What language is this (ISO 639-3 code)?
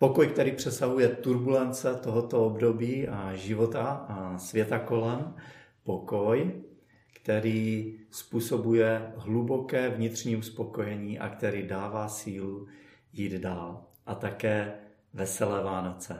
ces